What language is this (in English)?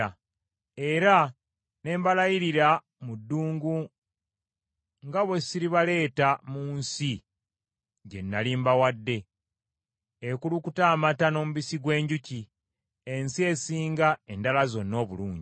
Ganda